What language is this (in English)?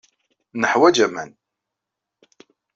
Kabyle